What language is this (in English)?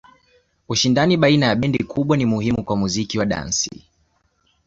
Swahili